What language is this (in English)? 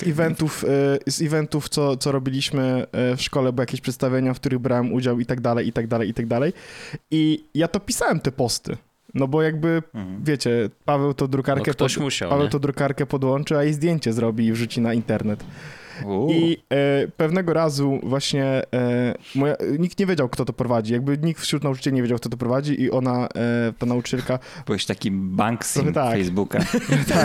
Polish